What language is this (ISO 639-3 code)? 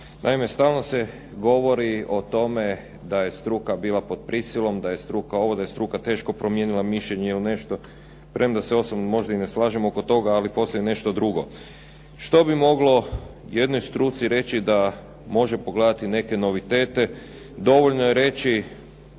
hrv